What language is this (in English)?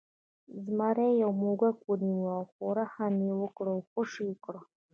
Pashto